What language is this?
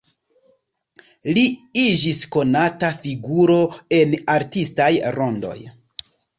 Esperanto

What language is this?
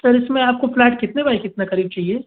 Hindi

